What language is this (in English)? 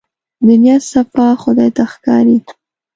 Pashto